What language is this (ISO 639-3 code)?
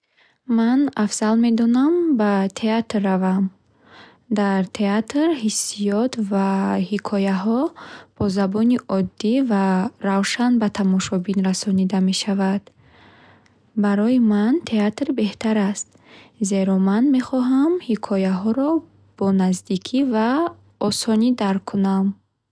bhh